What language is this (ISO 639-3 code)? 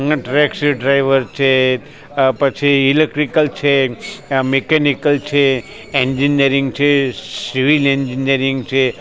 guj